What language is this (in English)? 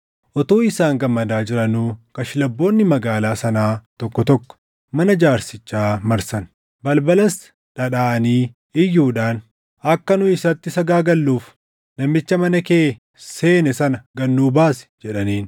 Oromo